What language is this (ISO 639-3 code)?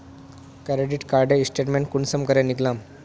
mag